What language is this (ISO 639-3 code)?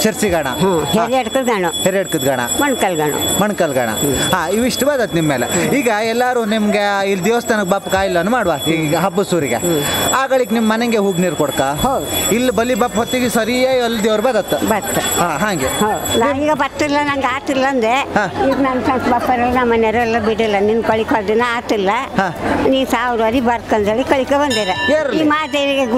kan